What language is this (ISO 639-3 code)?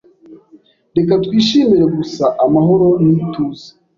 kin